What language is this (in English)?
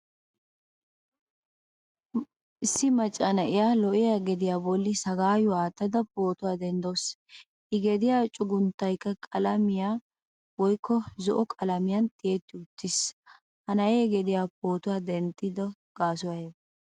Wolaytta